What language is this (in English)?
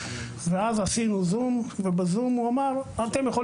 Hebrew